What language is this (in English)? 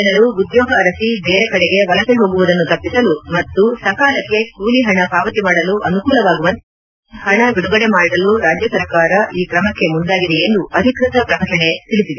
Kannada